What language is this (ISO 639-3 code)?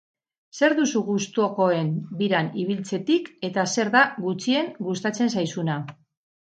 eus